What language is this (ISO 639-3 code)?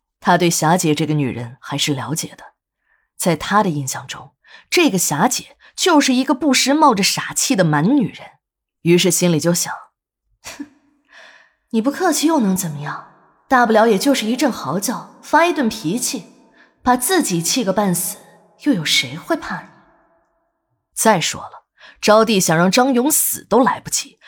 zho